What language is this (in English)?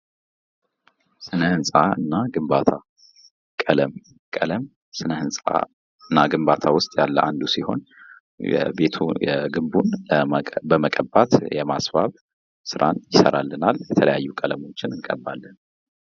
Amharic